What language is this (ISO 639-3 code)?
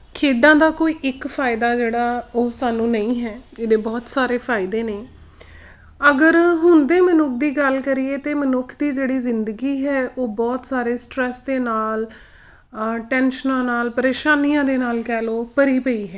pan